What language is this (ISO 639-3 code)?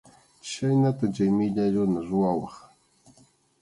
qxu